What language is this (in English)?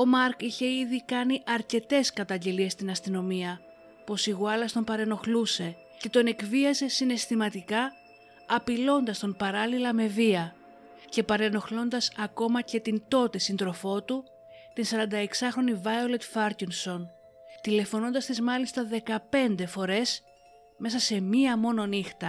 Greek